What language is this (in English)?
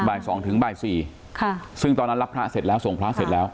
Thai